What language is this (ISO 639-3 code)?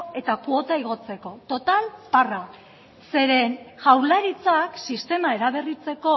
eus